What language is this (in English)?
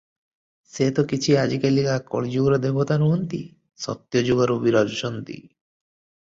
Odia